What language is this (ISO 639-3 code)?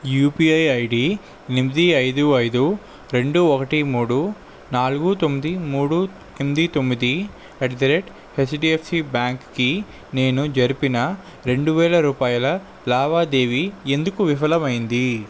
tel